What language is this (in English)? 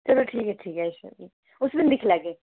Dogri